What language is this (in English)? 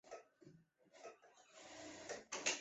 Chinese